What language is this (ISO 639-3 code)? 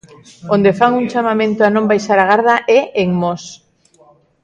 glg